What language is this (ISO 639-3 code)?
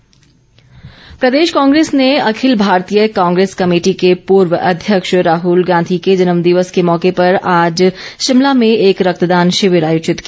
hin